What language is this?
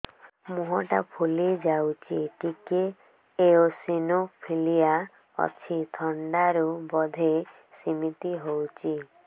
Odia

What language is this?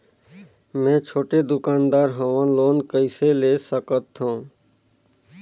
Chhattisgarhi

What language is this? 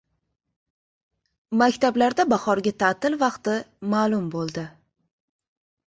Uzbek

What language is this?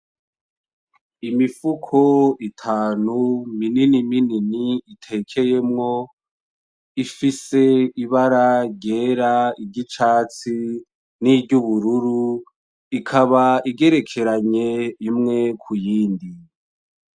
Rundi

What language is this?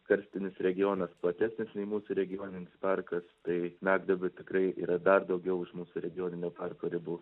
Lithuanian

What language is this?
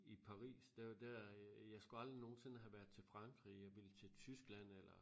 Danish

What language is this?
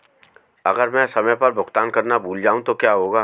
Hindi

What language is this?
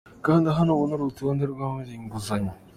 Kinyarwanda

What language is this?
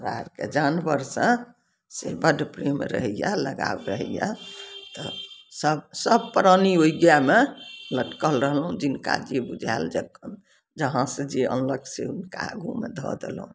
Maithili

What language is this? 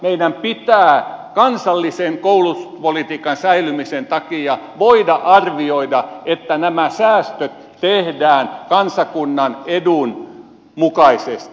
Finnish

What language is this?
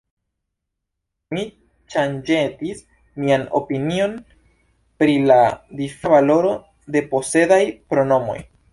Esperanto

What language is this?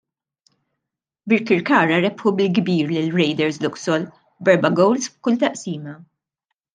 Maltese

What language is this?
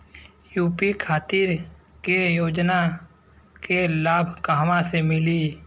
Bhojpuri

